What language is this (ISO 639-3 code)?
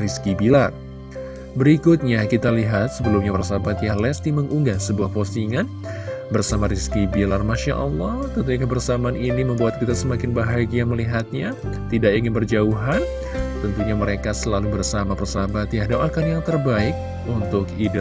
ind